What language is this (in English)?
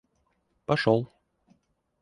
Russian